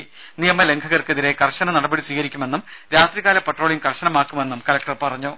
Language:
Malayalam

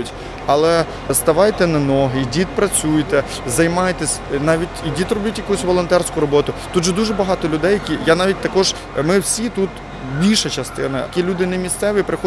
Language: Ukrainian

